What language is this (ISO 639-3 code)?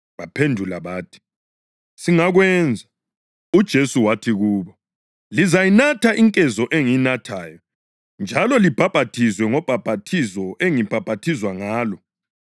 nde